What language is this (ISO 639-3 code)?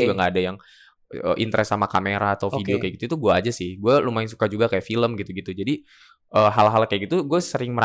ind